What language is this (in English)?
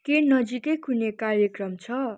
Nepali